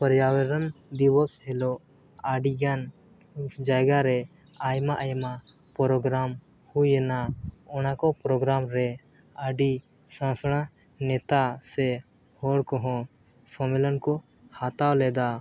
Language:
Santali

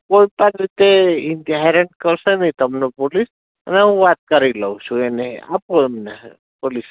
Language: Gujarati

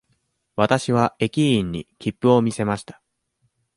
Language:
Japanese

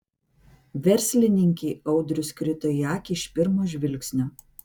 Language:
Lithuanian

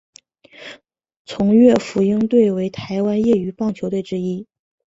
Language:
Chinese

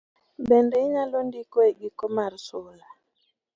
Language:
Luo (Kenya and Tanzania)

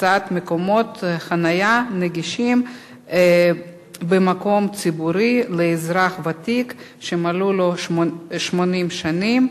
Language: Hebrew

